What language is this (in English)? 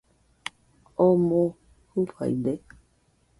Nüpode Huitoto